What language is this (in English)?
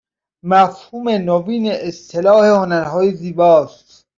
Persian